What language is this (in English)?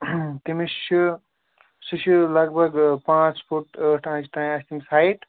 Kashmiri